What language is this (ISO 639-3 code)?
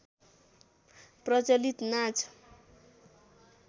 nep